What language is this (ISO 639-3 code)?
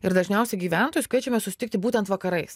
lit